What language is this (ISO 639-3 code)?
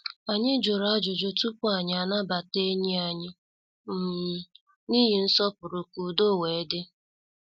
ibo